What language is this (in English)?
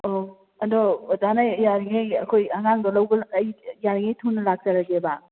Manipuri